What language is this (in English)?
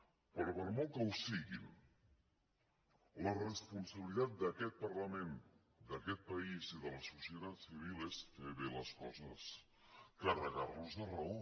Catalan